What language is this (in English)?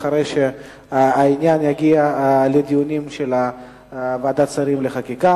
Hebrew